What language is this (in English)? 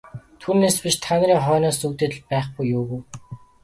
Mongolian